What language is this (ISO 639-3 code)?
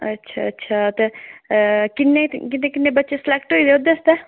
doi